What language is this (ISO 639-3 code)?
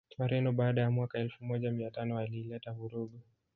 swa